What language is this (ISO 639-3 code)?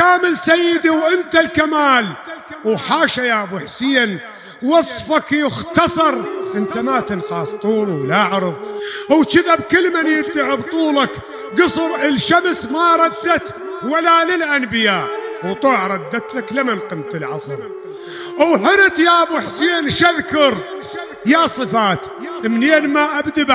ara